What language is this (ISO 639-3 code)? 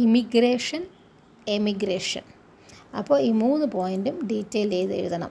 mal